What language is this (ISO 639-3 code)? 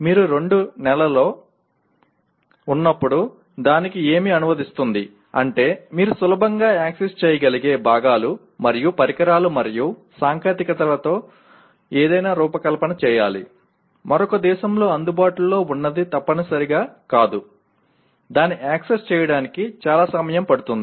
tel